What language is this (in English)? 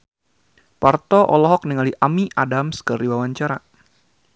Sundanese